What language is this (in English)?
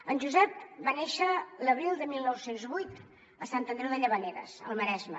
Catalan